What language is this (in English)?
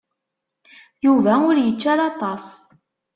Kabyle